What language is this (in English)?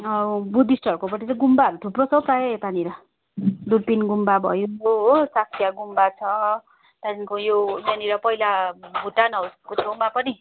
Nepali